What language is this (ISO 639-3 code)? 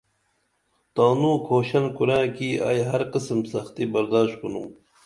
dml